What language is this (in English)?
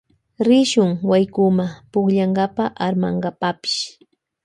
Loja Highland Quichua